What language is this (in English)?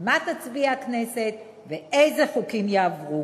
Hebrew